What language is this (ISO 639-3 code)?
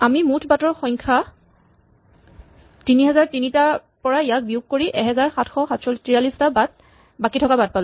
asm